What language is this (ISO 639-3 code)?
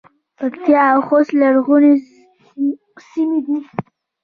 pus